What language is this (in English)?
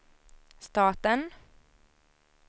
Swedish